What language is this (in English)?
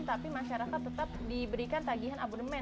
Indonesian